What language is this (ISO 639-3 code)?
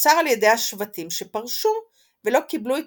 heb